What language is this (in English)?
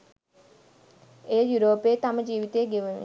Sinhala